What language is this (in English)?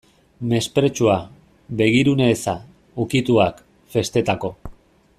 Basque